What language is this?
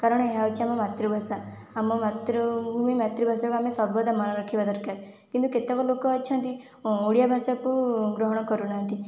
Odia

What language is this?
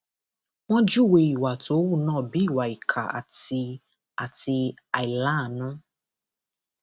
Yoruba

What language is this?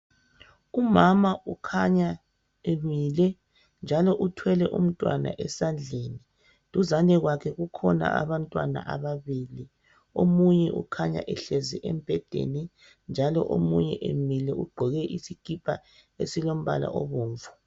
North Ndebele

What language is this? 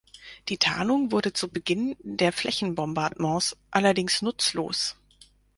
German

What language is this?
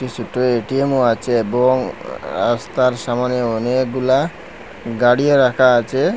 Bangla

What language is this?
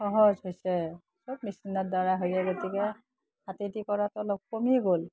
Assamese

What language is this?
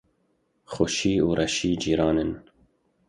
Kurdish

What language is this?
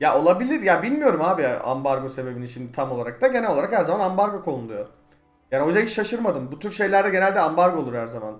Turkish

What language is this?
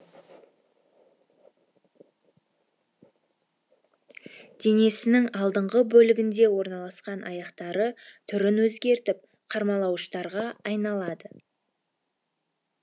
Kazakh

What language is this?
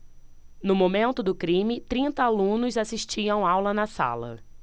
Portuguese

